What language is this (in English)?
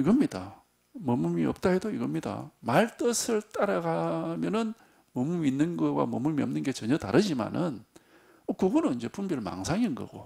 Korean